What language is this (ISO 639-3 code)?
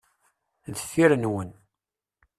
kab